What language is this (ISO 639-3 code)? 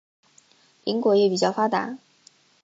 zho